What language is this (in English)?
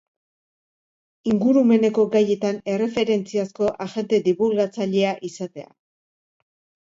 Basque